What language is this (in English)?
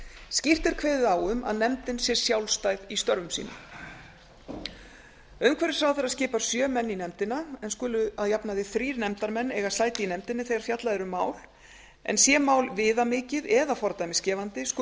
Icelandic